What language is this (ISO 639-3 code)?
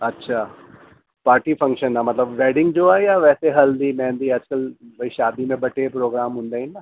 snd